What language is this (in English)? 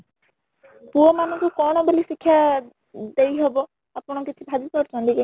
Odia